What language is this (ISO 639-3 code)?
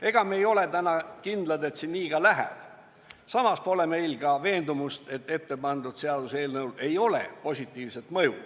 est